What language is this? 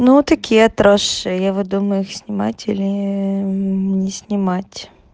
Russian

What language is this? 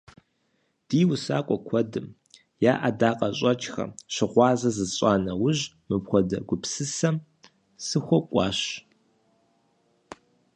Kabardian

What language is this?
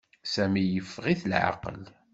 Kabyle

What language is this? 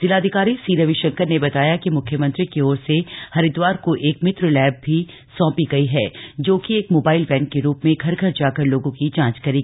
Hindi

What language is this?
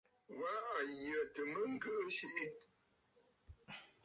Bafut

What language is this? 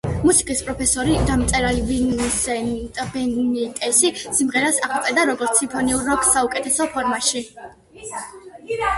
Georgian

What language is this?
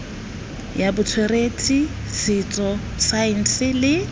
Tswana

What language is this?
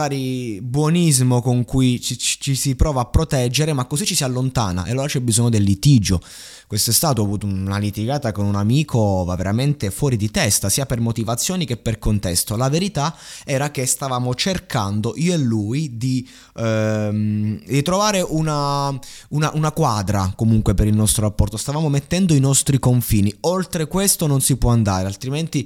Italian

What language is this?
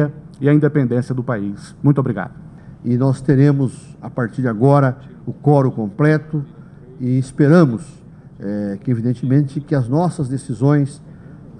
Portuguese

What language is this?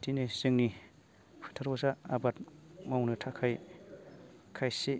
Bodo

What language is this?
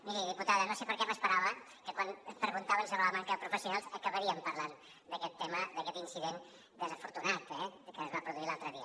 Catalan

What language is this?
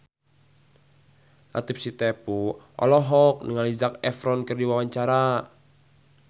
Sundanese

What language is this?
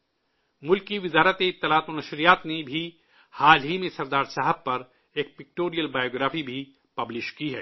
Urdu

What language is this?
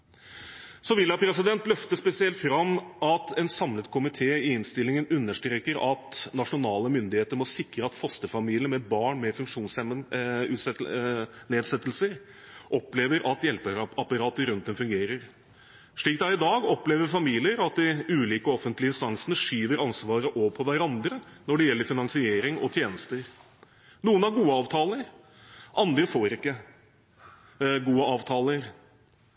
Norwegian Bokmål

